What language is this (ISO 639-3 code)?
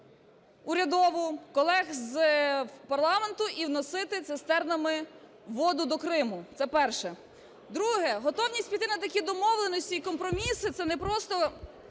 ukr